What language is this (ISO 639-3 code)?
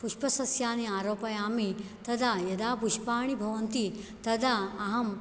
san